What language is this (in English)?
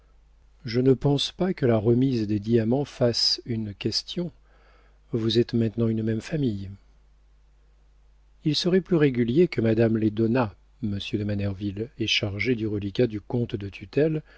French